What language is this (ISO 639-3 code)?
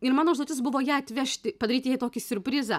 lit